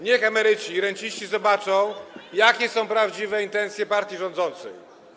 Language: Polish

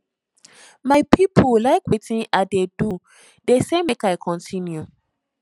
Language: Nigerian Pidgin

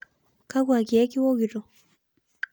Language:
Masai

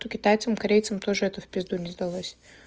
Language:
Russian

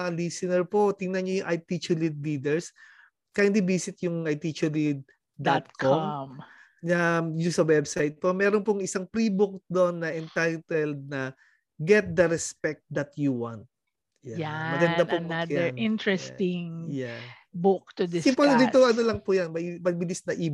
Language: Filipino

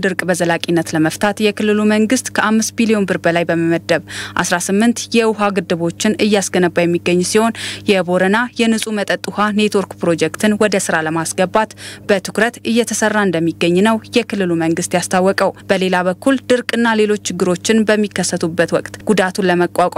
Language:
Arabic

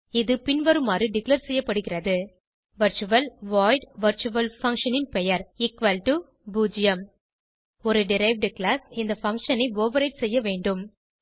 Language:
Tamil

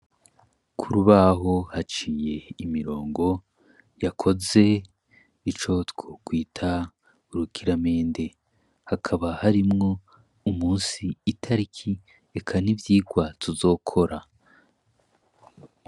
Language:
Rundi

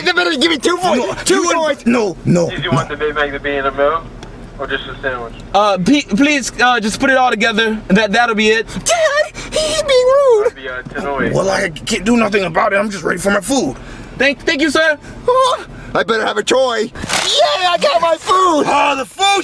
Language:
English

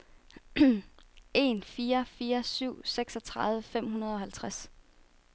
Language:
Danish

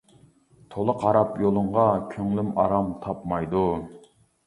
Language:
Uyghur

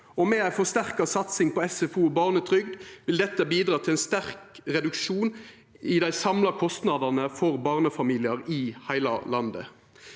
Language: Norwegian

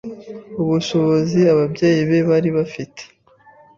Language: Kinyarwanda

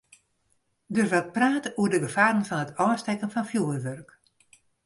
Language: Western Frisian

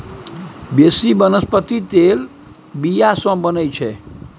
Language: Maithili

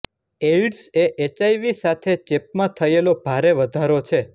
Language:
Gujarati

